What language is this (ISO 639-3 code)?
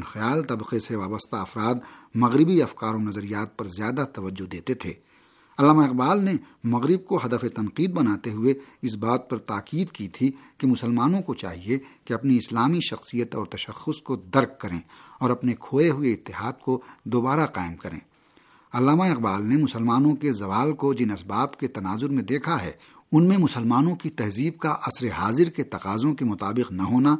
urd